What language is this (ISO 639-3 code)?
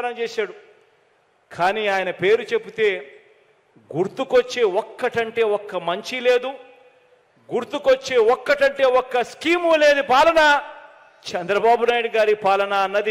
tel